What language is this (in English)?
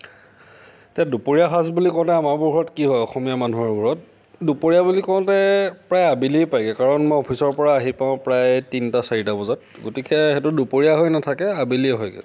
Assamese